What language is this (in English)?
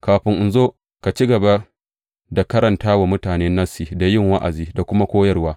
Hausa